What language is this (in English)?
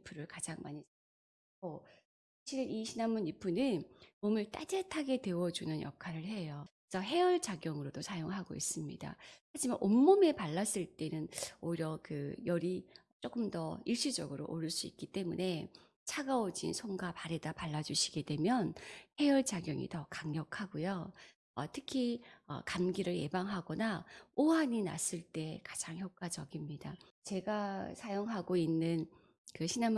Korean